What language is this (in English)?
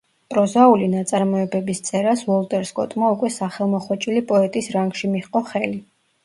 Georgian